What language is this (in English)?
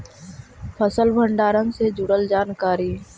Magahi